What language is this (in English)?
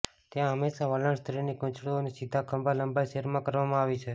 Gujarati